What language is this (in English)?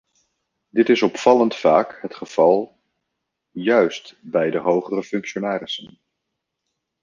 Dutch